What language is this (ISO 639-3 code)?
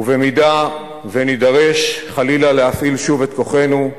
heb